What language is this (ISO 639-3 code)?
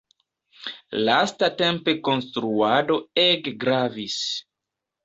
epo